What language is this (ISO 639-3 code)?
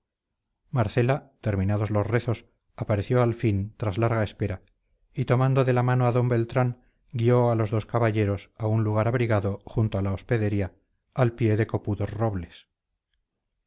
spa